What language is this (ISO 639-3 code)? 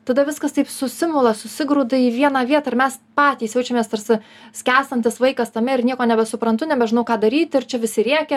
lit